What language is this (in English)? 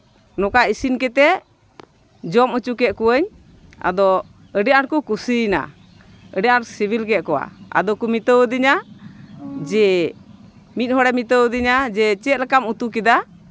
Santali